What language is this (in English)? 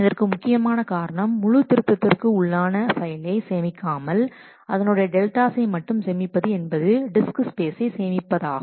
Tamil